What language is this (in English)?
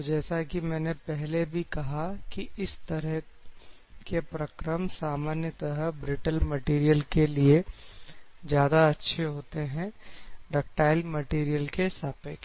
Hindi